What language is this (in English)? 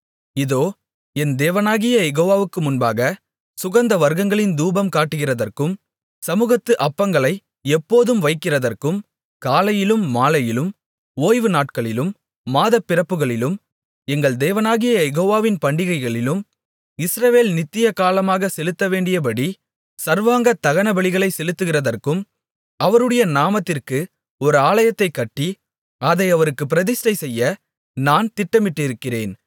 Tamil